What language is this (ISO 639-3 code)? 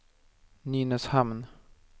swe